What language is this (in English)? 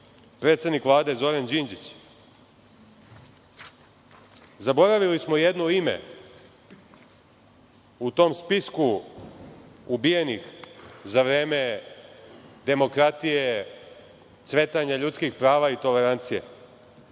Serbian